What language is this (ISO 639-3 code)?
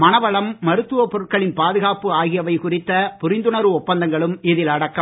tam